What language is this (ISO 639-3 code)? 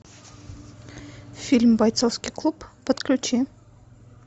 rus